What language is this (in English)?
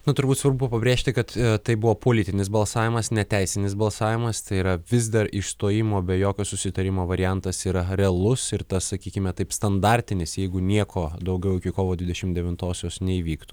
Lithuanian